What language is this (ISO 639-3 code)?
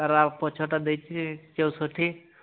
ori